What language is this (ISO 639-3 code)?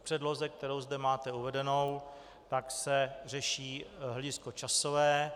ces